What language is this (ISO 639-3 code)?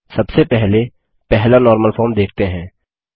hin